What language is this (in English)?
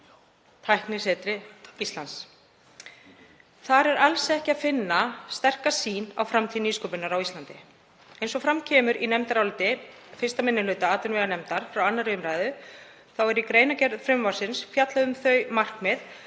Icelandic